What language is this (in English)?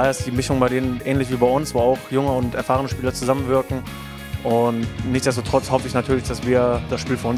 German